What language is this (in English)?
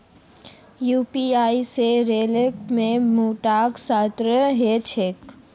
Magahi